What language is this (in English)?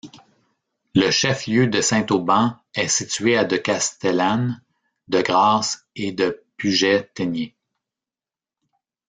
French